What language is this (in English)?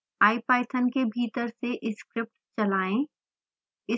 Hindi